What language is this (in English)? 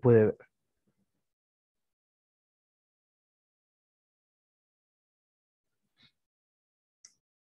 Spanish